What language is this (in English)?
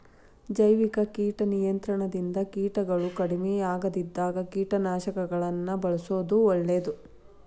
Kannada